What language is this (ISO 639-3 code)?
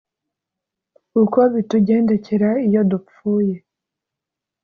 kin